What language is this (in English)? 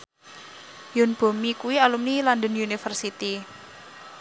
Javanese